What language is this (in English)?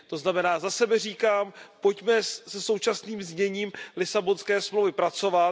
Czech